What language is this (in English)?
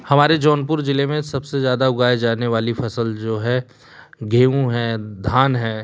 Hindi